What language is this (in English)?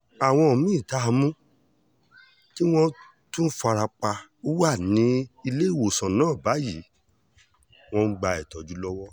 Yoruba